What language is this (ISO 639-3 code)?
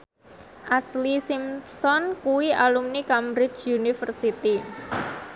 jav